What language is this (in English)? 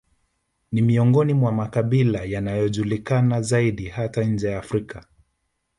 Swahili